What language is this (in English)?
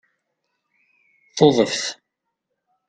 Kabyle